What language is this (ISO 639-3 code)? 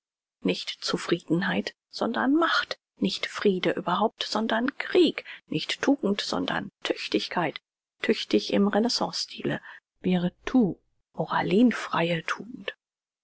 deu